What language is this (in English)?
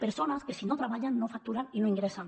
Catalan